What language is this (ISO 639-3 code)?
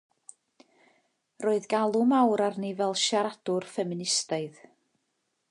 cym